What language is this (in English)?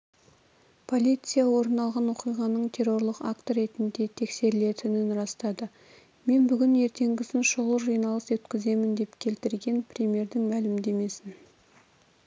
Kazakh